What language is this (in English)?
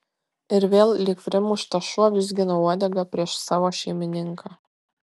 Lithuanian